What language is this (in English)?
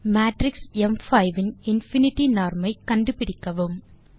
Tamil